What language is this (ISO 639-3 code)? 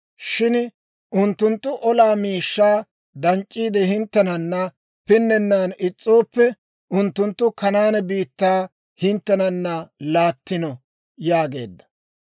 dwr